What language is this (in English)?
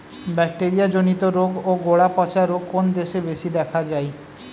Bangla